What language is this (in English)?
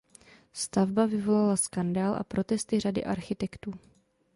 Czech